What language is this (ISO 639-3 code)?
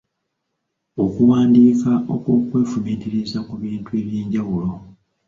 lug